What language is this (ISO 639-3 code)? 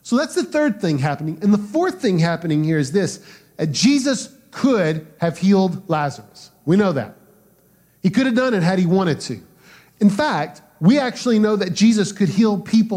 eng